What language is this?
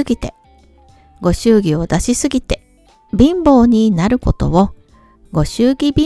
Japanese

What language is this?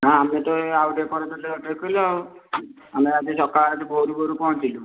Odia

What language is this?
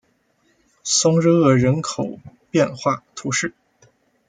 Chinese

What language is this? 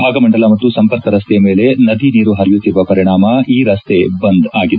Kannada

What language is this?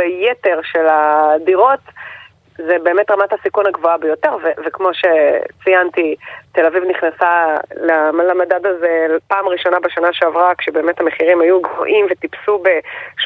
Hebrew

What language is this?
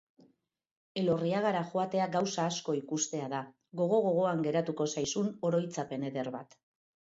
Basque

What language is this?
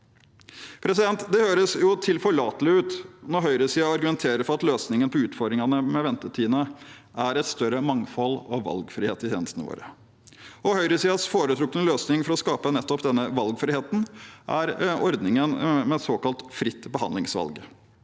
Norwegian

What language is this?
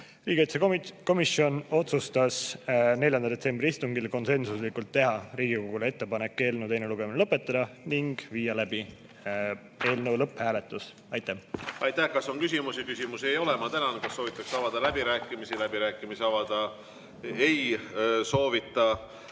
Estonian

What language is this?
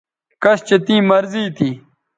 Bateri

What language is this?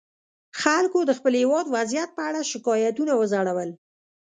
Pashto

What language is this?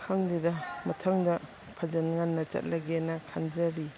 Manipuri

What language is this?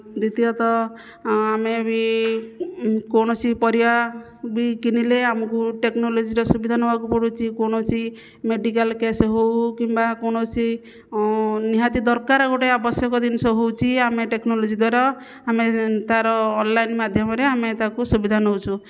Odia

